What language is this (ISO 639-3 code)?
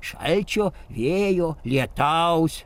lit